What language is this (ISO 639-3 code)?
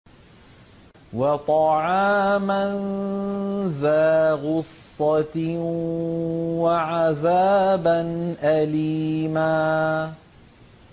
ara